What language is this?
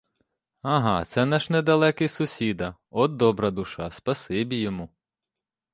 Ukrainian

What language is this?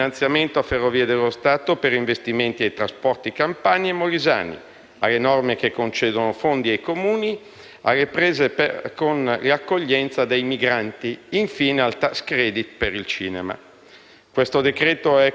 Italian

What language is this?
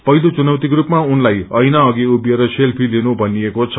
Nepali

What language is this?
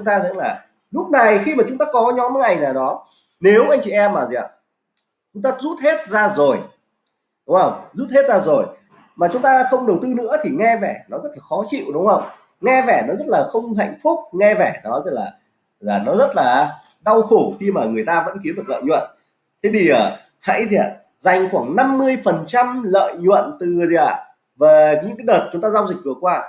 Vietnamese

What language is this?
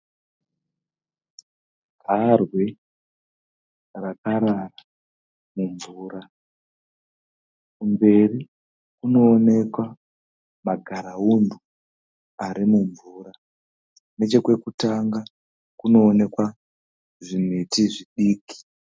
Shona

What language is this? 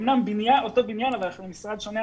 Hebrew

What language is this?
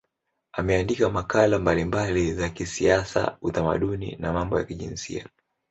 Swahili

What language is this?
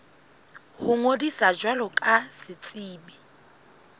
Southern Sotho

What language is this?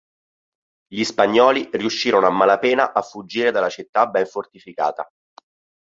Italian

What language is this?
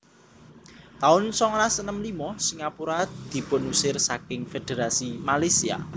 Javanese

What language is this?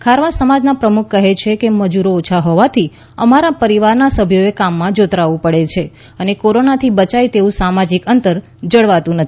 Gujarati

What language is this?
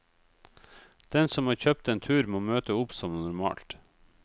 Norwegian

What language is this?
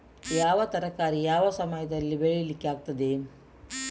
Kannada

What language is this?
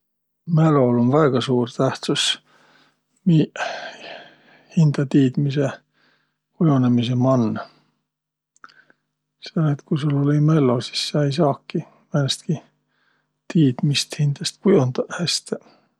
Võro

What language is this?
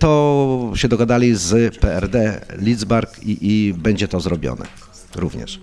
Polish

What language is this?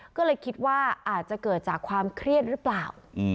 Thai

